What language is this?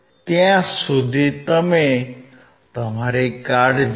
Gujarati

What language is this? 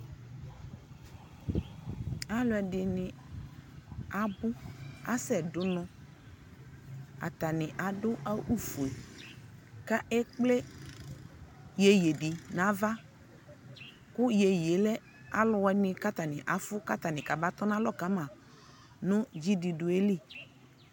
Ikposo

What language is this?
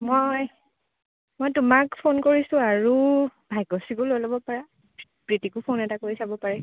Assamese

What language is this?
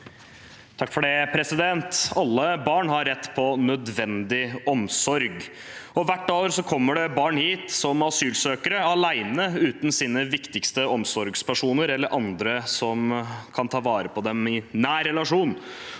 Norwegian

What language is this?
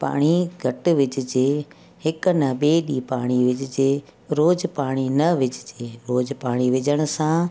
Sindhi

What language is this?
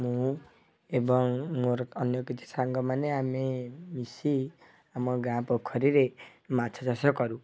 Odia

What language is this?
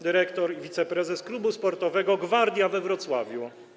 Polish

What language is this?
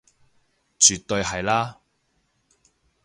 Cantonese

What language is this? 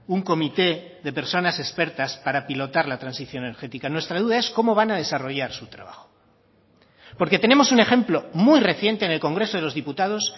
Spanish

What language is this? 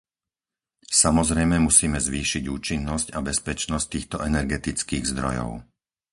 Slovak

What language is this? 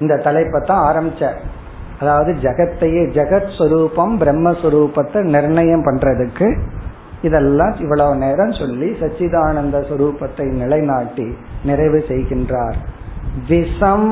Tamil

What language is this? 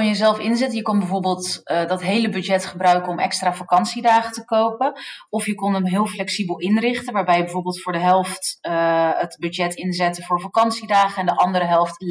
Dutch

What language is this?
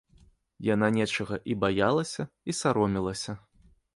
Belarusian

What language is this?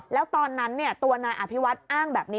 Thai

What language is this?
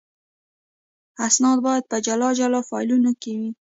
Pashto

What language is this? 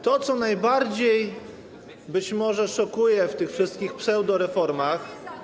Polish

